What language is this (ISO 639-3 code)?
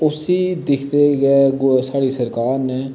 doi